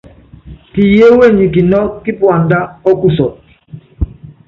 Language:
Yangben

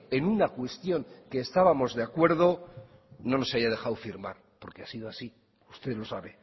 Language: Spanish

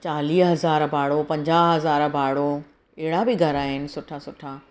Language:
Sindhi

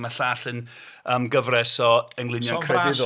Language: Welsh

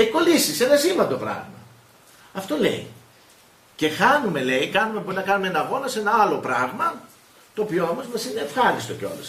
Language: Greek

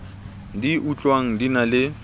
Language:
Southern Sotho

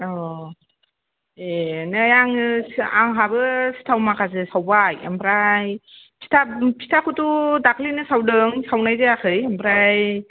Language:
Bodo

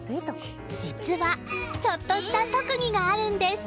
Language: Japanese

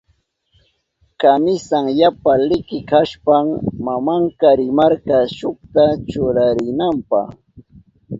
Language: Southern Pastaza Quechua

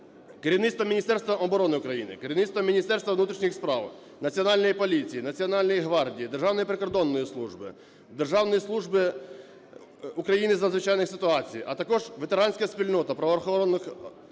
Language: Ukrainian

